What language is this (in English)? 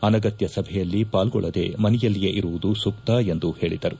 Kannada